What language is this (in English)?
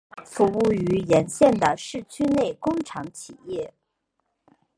Chinese